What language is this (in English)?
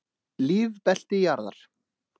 Icelandic